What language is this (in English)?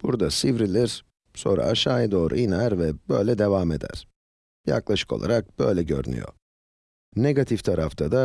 Turkish